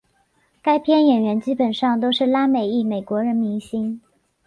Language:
Chinese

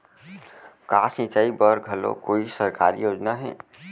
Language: Chhattisgarhi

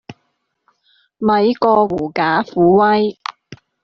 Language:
Cantonese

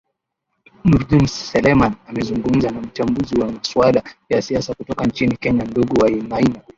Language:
Swahili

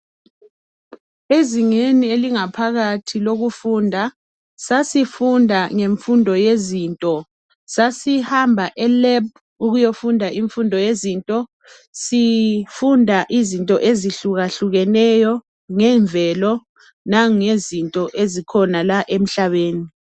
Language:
North Ndebele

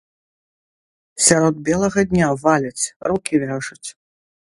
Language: Belarusian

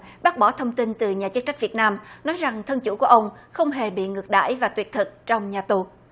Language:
Vietnamese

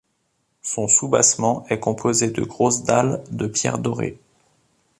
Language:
French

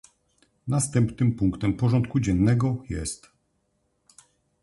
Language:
Polish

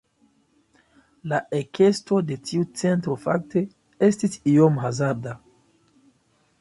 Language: Esperanto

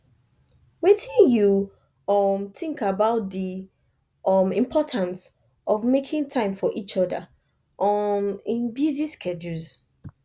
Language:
Nigerian Pidgin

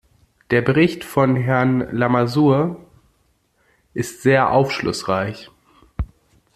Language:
German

